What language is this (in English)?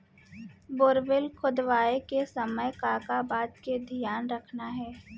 Chhattisgarhi